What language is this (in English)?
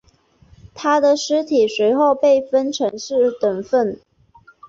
Chinese